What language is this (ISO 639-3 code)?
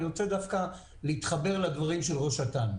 heb